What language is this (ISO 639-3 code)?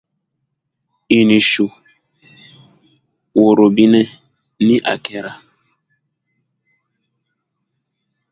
dyu